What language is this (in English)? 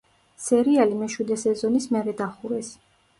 Georgian